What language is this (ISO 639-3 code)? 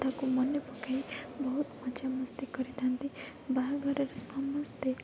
ori